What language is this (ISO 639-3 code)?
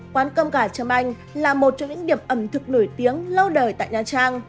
vie